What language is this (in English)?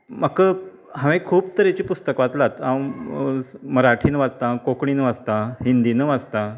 Konkani